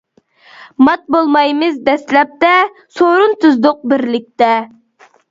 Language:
Uyghur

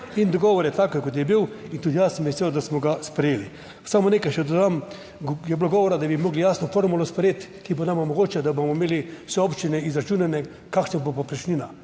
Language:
Slovenian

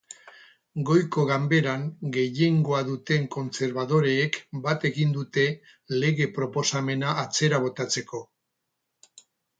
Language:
Basque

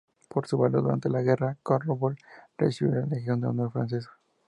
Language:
Spanish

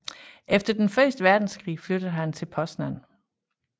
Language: Danish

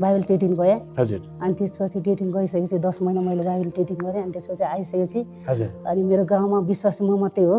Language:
Nepali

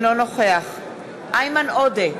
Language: Hebrew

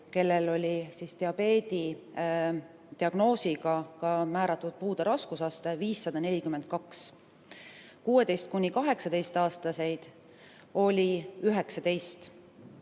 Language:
Estonian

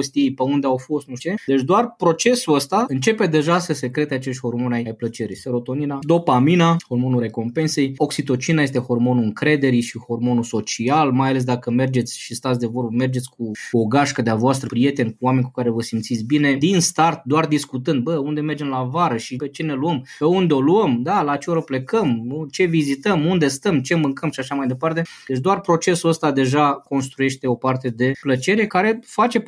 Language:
Romanian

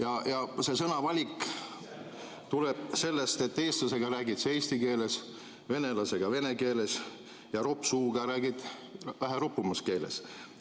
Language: Estonian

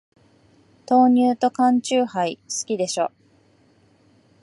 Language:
Japanese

